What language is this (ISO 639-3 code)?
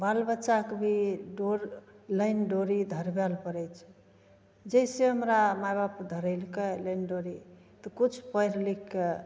mai